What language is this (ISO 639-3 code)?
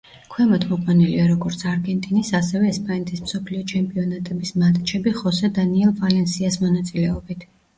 kat